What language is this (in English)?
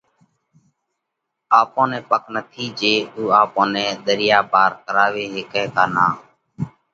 Parkari Koli